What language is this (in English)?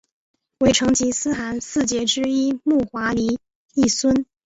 Chinese